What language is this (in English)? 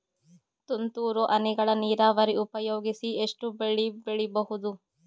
Kannada